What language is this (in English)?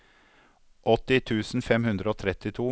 Norwegian